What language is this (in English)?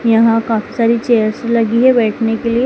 Hindi